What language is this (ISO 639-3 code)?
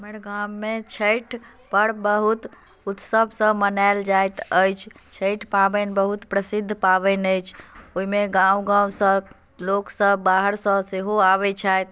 mai